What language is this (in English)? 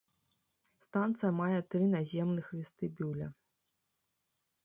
Belarusian